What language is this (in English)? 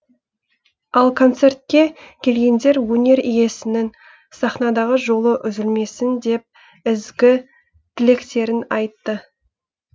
Kazakh